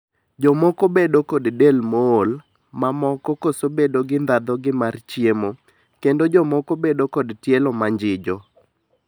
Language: Luo (Kenya and Tanzania)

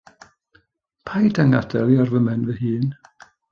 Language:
Welsh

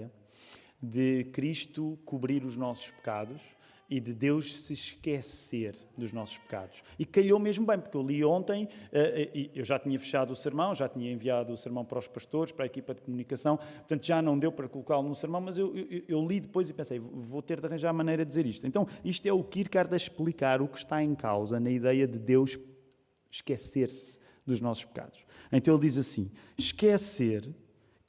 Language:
Portuguese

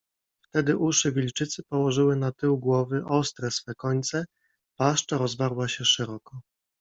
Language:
Polish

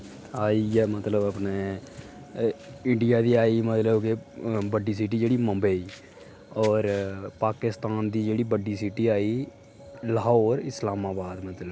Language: Dogri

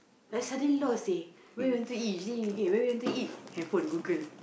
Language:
English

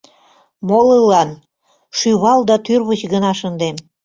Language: Mari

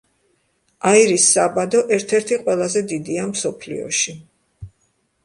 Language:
Georgian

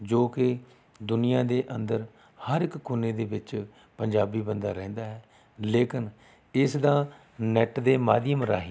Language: Punjabi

